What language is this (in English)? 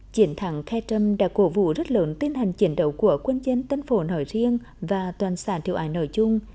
Vietnamese